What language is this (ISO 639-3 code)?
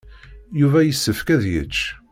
kab